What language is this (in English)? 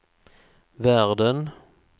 Swedish